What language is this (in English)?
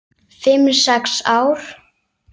Icelandic